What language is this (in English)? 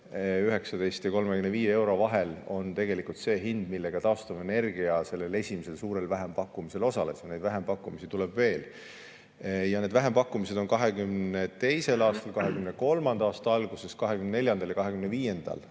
Estonian